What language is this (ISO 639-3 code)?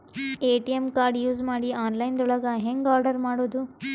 kan